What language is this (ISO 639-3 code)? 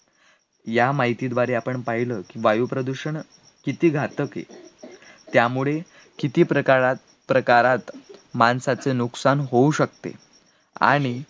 mar